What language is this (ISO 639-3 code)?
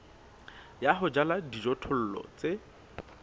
sot